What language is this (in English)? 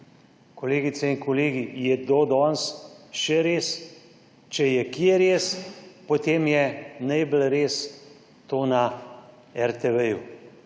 Slovenian